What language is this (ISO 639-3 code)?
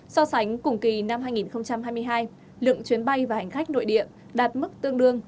vie